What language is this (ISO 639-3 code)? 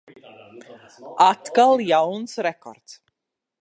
lav